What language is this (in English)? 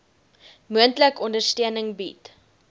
Afrikaans